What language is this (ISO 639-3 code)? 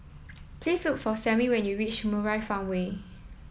eng